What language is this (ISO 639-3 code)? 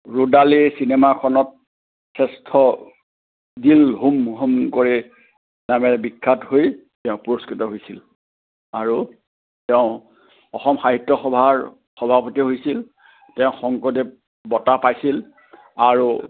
asm